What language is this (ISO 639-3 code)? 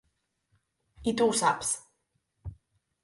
cat